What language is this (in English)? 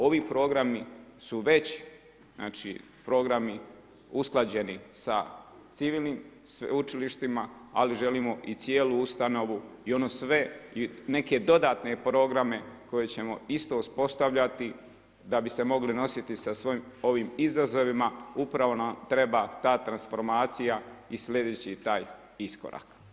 Croatian